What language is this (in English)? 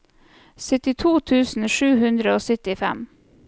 Norwegian